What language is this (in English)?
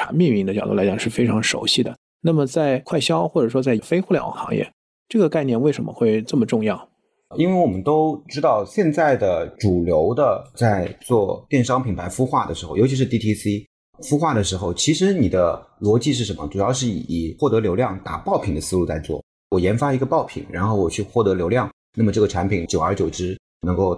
Chinese